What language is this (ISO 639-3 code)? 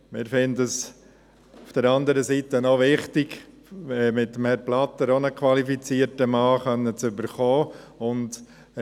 gsw